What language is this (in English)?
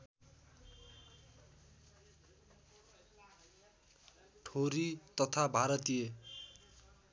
Nepali